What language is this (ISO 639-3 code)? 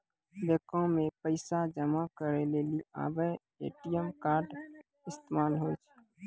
mai